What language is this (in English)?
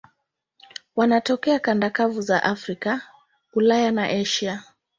Swahili